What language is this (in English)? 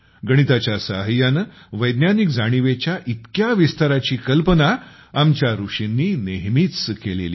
Marathi